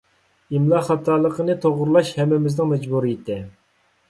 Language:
Uyghur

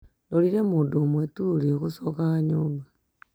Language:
Kikuyu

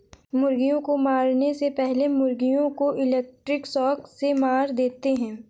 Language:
Hindi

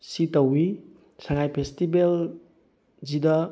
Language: Manipuri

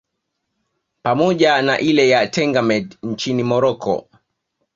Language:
Swahili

